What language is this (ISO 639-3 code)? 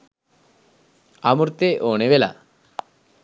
sin